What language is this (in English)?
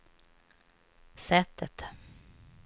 Swedish